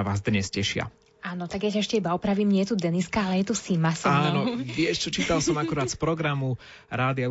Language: Slovak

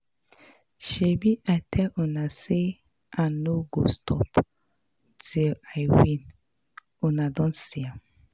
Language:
Nigerian Pidgin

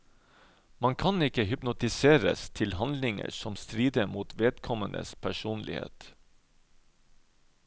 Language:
Norwegian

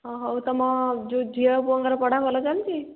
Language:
Odia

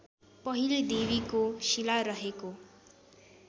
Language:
Nepali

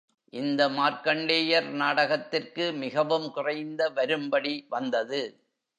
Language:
Tamil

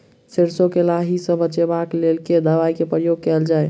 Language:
Maithili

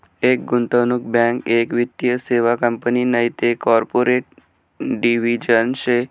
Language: Marathi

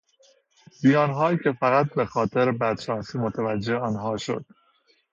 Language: Persian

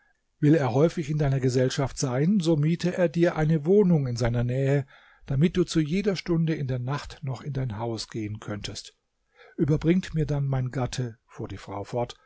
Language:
German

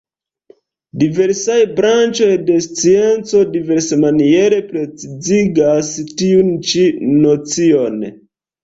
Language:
Esperanto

